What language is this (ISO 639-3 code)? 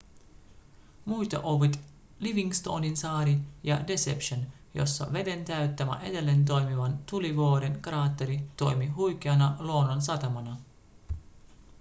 fin